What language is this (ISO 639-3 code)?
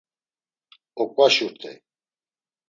lzz